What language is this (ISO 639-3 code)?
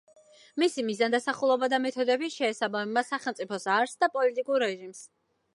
kat